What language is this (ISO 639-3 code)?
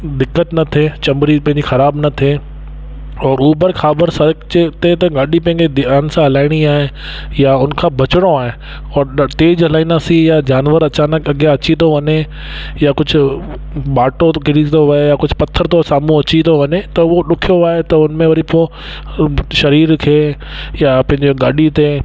snd